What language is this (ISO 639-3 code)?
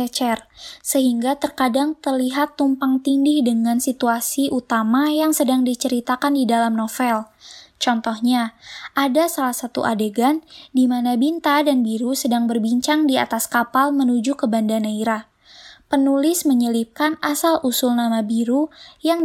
ind